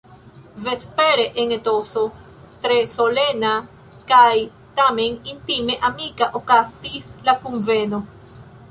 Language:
Esperanto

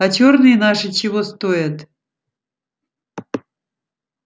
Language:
Russian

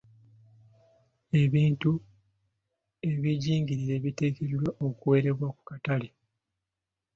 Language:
Ganda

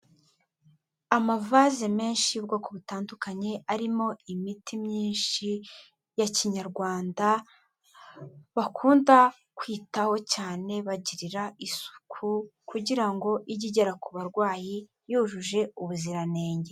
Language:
Kinyarwanda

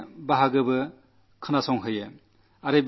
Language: Malayalam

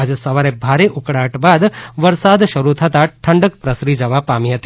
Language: Gujarati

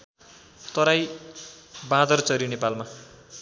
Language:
Nepali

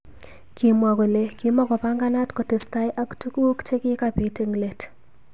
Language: Kalenjin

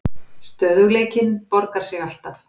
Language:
Icelandic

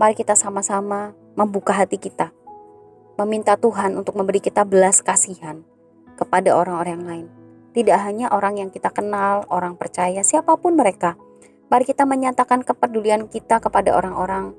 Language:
Indonesian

